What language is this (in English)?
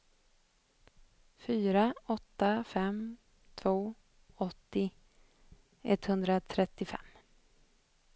Swedish